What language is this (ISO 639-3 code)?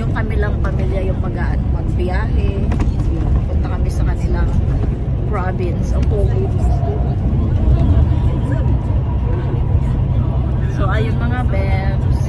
fil